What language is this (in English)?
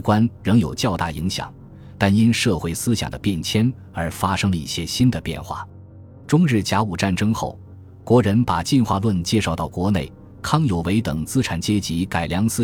Chinese